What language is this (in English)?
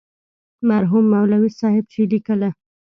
Pashto